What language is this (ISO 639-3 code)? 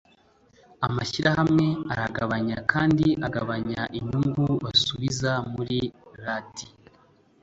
kin